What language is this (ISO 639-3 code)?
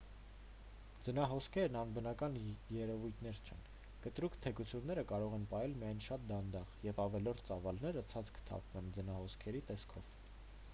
hye